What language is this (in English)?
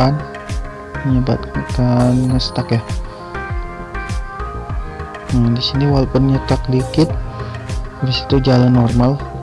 Indonesian